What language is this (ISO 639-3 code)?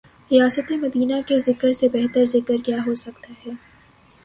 urd